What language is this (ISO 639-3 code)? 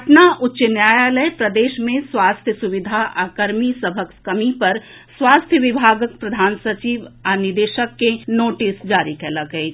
mai